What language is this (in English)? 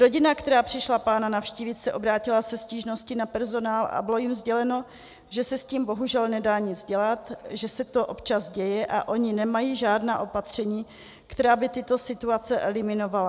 Czech